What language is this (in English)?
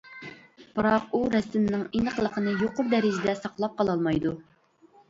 Uyghur